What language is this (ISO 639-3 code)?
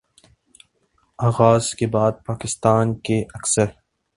urd